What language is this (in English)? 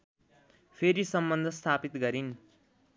Nepali